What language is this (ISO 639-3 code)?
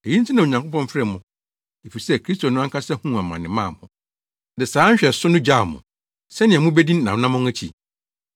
aka